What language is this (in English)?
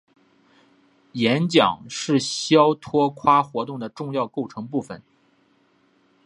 Chinese